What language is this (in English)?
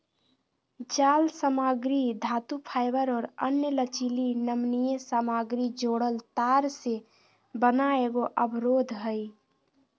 Magahi